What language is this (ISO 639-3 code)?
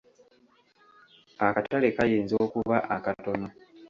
lug